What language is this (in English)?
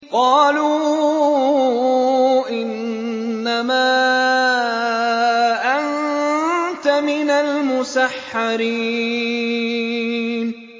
Arabic